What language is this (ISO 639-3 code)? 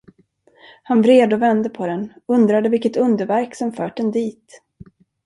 swe